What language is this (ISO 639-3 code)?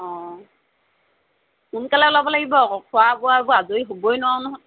asm